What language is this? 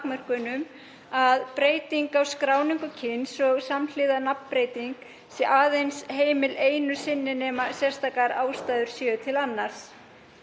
Icelandic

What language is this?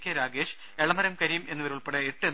Malayalam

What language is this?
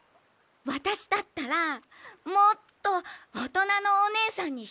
Japanese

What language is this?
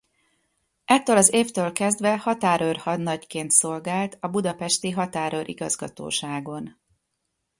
Hungarian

